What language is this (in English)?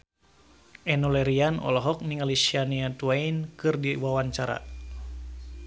Sundanese